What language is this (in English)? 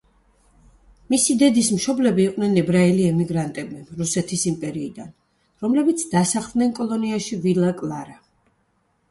Georgian